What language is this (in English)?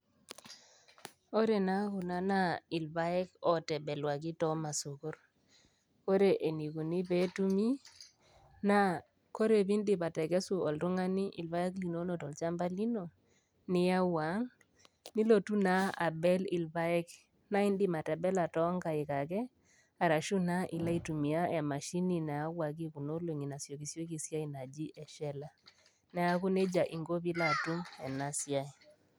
Masai